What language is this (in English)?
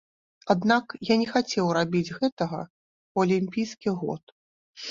Belarusian